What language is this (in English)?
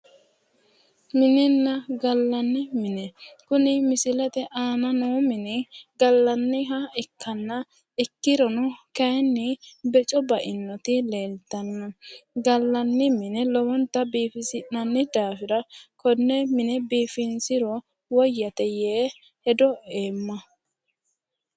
Sidamo